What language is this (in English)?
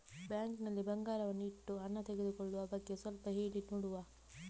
Kannada